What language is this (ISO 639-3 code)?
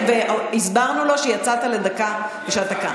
heb